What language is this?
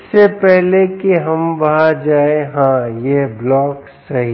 Hindi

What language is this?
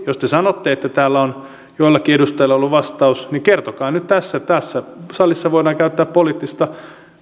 Finnish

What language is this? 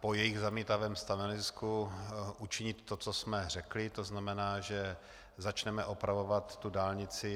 Czech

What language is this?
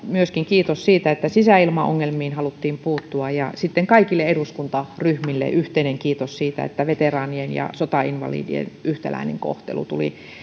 Finnish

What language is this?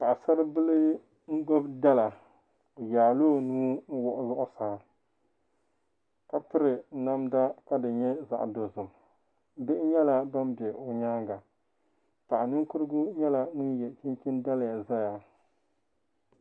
Dagbani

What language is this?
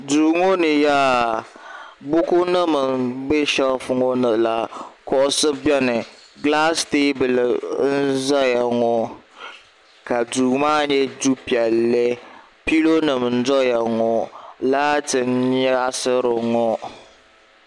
Dagbani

